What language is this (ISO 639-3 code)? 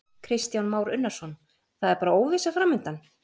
isl